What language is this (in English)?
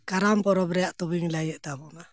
Santali